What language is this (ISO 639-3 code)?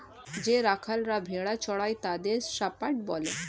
ben